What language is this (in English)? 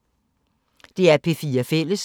Danish